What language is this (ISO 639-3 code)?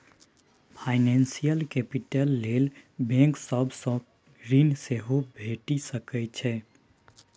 mai